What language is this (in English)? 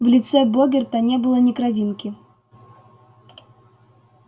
Russian